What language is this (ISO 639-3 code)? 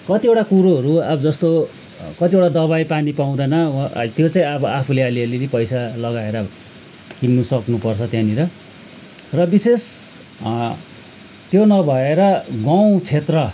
nep